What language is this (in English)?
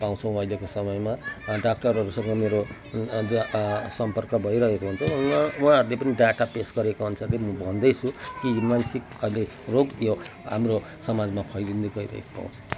Nepali